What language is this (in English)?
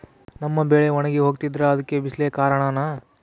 Kannada